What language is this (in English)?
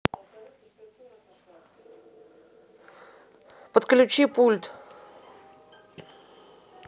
Russian